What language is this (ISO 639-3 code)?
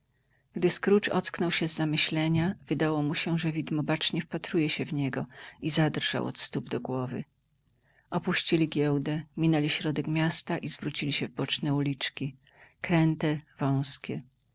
pol